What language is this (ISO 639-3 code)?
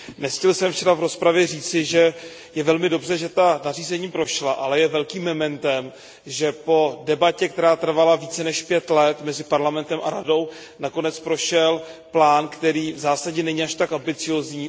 ces